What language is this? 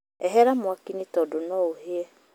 Kikuyu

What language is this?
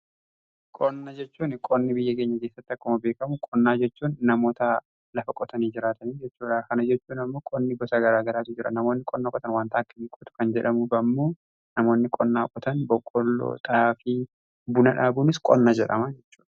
Oromo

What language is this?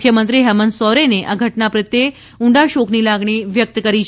Gujarati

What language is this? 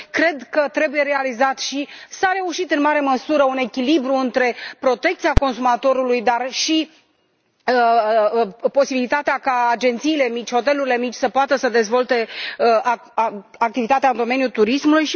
Romanian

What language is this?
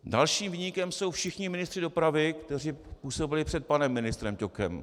Czech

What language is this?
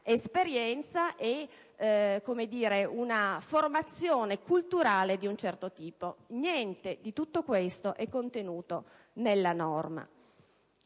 Italian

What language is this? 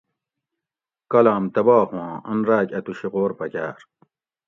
Gawri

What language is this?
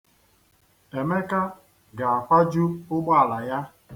Igbo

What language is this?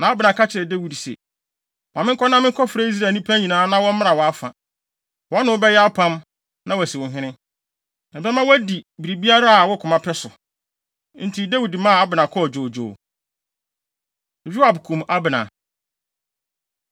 Akan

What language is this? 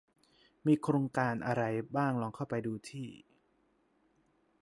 Thai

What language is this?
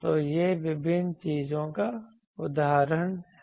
Hindi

